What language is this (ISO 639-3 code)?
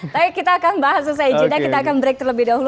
ind